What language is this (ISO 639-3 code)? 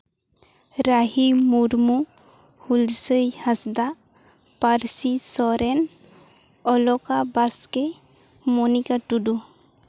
sat